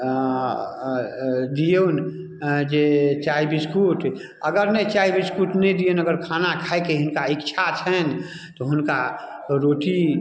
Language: Maithili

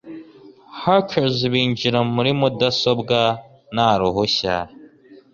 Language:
Kinyarwanda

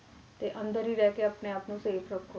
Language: Punjabi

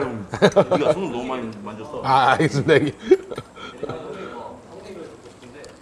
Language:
Korean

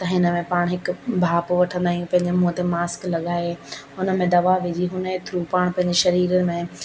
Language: Sindhi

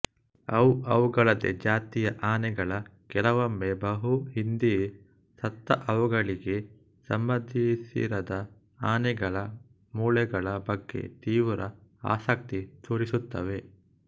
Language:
Kannada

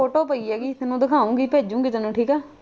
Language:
Punjabi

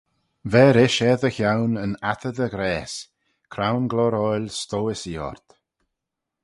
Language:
Manx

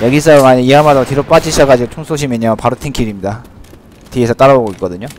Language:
Korean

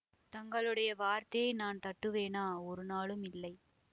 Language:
Tamil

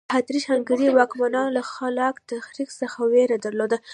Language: Pashto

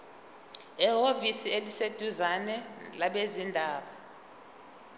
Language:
Zulu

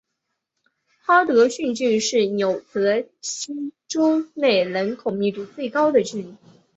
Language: Chinese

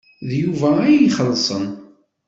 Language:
Kabyle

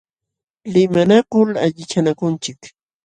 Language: Jauja Wanca Quechua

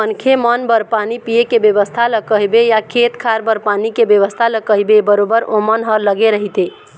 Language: Chhattisgarhi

